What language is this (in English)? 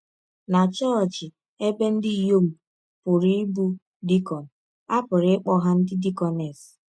Igbo